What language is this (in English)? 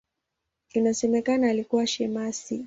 Swahili